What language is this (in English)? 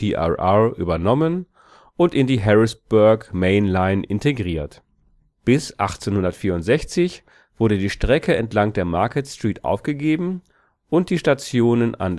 German